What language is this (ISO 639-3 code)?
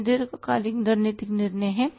hin